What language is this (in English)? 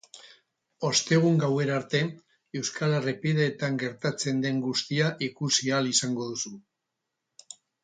Basque